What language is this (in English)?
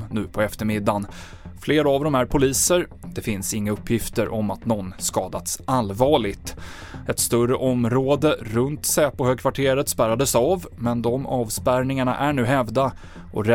Swedish